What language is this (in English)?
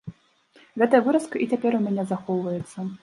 Belarusian